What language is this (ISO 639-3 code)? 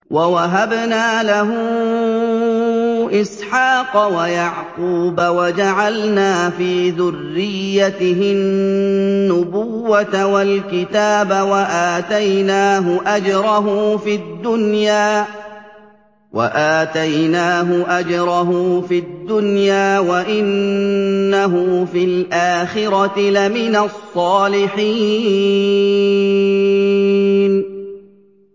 ara